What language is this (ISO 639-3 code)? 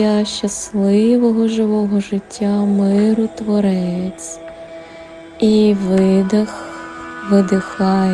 ukr